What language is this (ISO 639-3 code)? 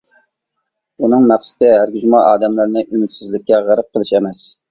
uig